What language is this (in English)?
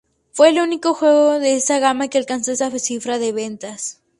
Spanish